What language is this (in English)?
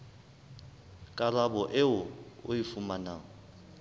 Southern Sotho